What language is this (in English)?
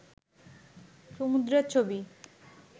Bangla